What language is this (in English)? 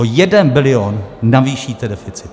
Czech